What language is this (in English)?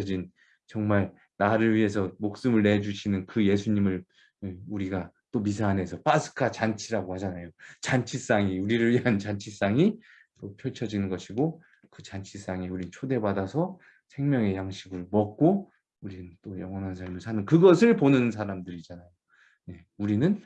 Korean